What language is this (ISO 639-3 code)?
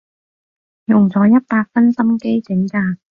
yue